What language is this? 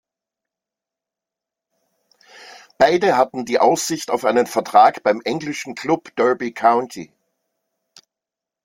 German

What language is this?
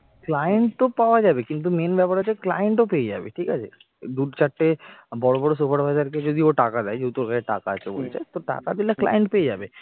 Bangla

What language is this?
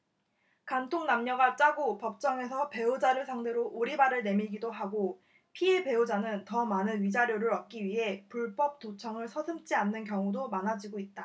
Korean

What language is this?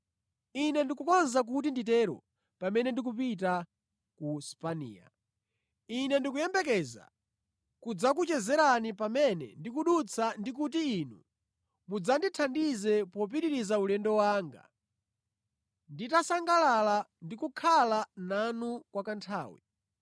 Nyanja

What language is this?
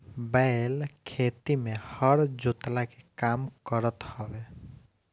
Bhojpuri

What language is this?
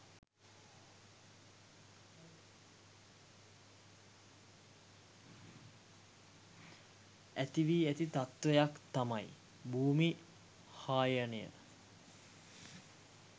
Sinhala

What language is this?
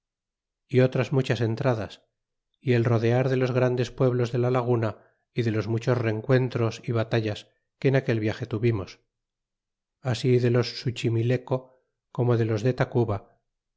Spanish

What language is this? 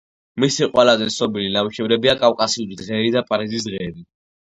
Georgian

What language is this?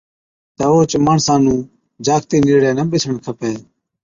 Od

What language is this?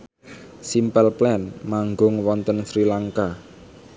Javanese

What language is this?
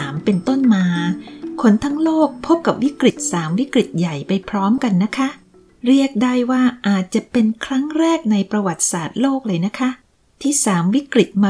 Thai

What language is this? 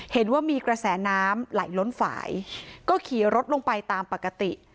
Thai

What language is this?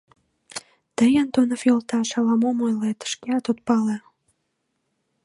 Mari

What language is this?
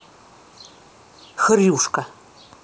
Russian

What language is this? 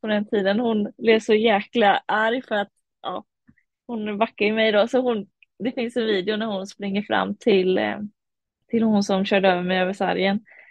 Swedish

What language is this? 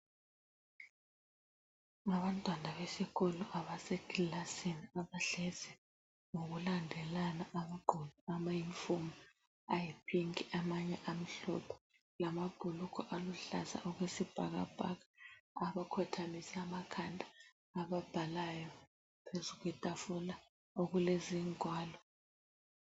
North Ndebele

